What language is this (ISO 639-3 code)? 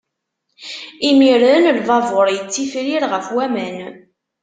kab